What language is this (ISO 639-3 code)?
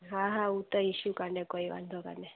snd